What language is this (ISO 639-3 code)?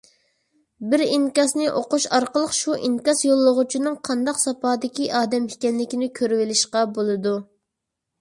uig